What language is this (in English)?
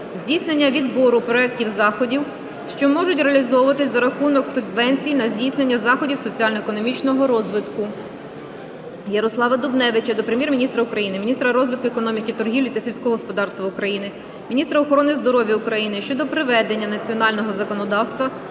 Ukrainian